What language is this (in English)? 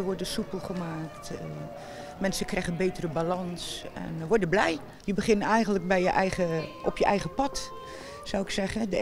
Dutch